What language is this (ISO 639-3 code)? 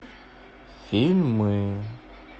rus